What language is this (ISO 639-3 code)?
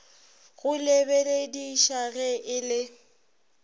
nso